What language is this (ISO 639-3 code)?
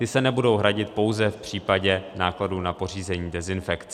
ces